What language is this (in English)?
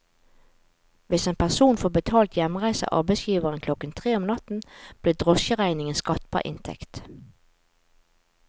Norwegian